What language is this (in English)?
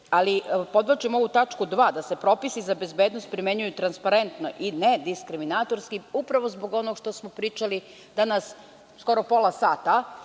Serbian